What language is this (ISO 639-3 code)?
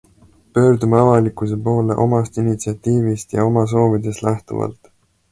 est